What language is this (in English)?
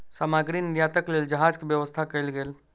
Maithili